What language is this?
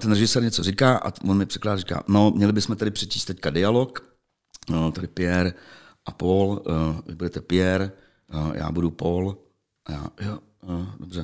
Czech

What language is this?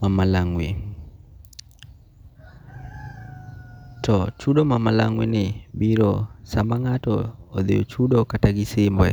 Luo (Kenya and Tanzania)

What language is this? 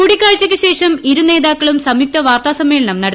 Malayalam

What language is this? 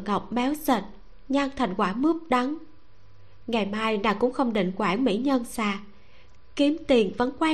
Vietnamese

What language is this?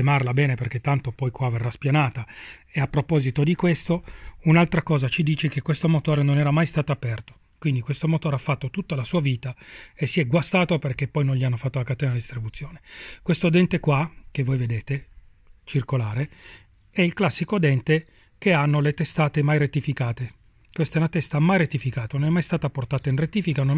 Italian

